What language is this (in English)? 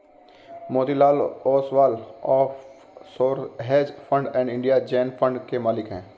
Hindi